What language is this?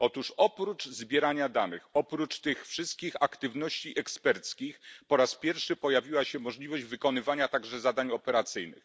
Polish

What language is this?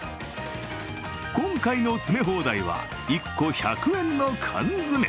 Japanese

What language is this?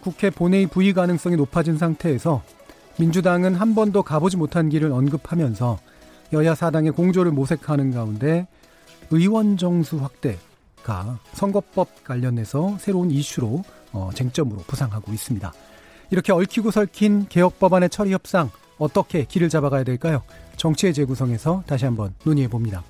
Korean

